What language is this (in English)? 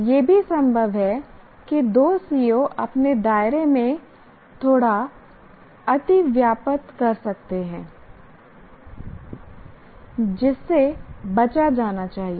Hindi